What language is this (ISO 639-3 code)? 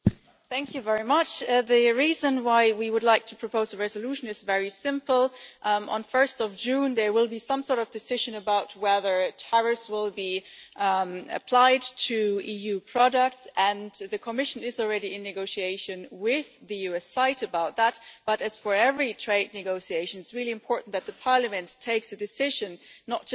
eng